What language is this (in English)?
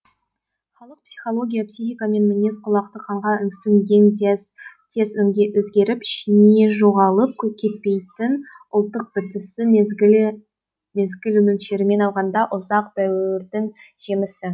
Kazakh